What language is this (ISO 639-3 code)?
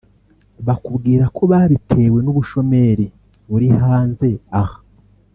kin